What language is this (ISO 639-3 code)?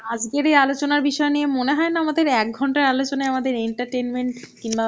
ben